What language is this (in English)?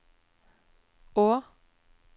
Norwegian